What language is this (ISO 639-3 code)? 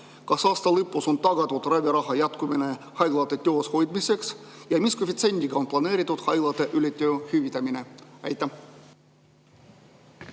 est